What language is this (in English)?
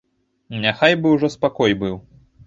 Belarusian